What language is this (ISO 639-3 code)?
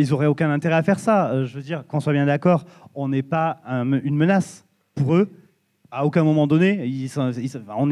fra